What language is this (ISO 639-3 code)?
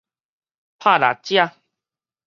nan